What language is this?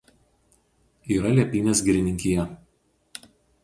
Lithuanian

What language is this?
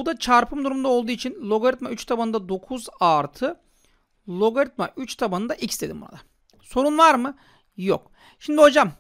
Turkish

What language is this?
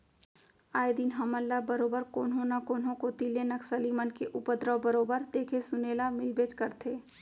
Chhattisgarhi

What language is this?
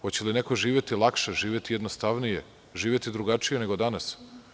Serbian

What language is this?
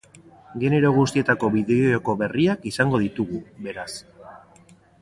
Basque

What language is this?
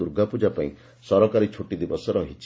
Odia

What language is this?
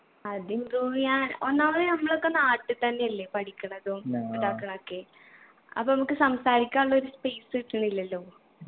Malayalam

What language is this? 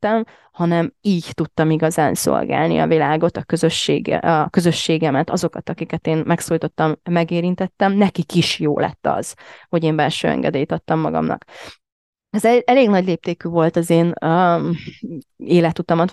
Hungarian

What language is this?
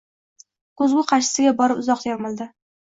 Uzbek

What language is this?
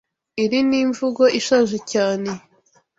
Kinyarwanda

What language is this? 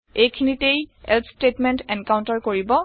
Assamese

